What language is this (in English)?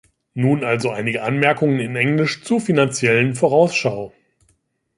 German